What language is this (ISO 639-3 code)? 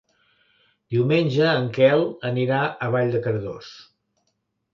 cat